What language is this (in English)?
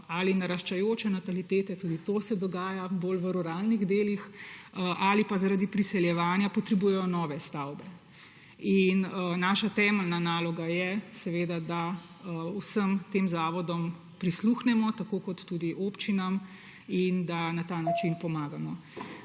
Slovenian